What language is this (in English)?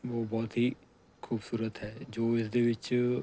Punjabi